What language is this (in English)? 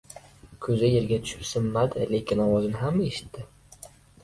Uzbek